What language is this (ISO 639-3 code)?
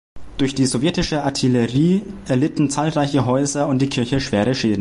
deu